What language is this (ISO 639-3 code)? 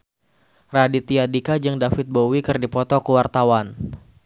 sun